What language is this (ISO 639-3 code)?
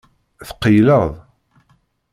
kab